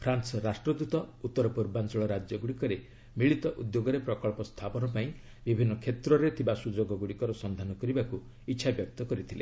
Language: Odia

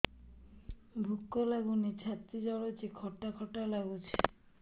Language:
Odia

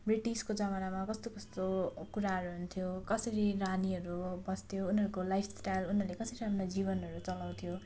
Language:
Nepali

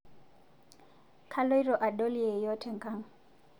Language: Masai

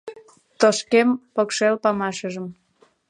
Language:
Mari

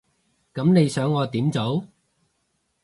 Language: Cantonese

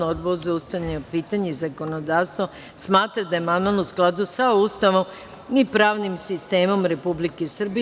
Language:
Serbian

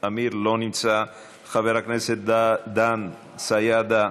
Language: Hebrew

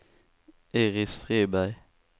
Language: Swedish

